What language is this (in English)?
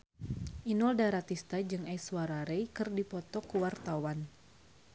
Sundanese